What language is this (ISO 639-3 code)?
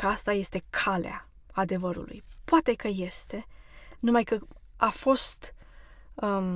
ron